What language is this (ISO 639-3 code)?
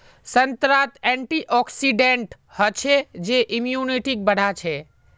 mag